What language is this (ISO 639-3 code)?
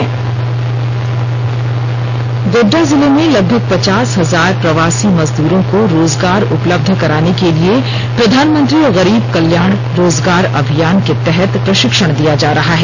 hin